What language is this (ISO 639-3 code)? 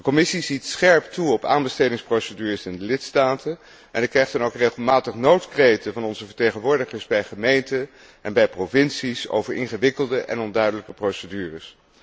nld